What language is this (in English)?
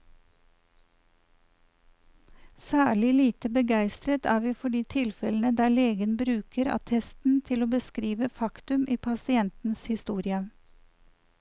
Norwegian